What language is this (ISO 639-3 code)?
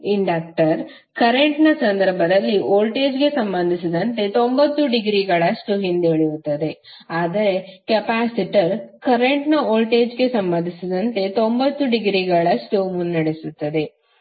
kan